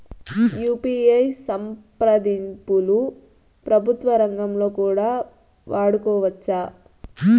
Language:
Telugu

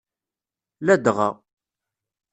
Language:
Kabyle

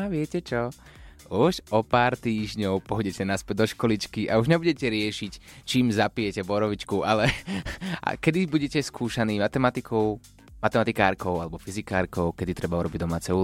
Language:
Slovak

